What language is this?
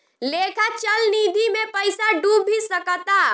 Bhojpuri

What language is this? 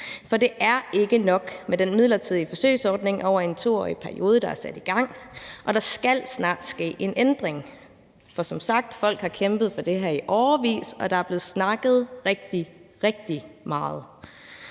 Danish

